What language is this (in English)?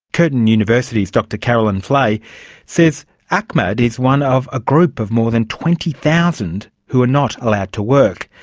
English